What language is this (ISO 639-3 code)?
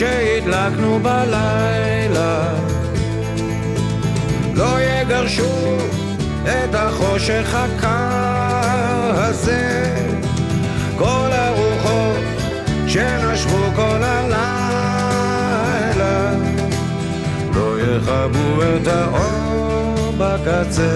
heb